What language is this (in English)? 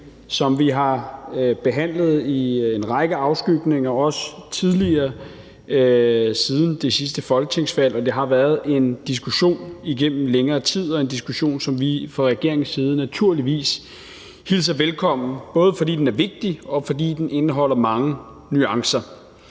Danish